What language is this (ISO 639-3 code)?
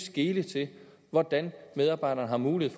dan